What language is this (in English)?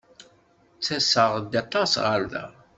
Kabyle